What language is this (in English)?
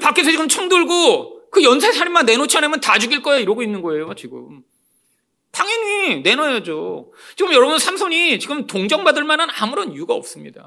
Korean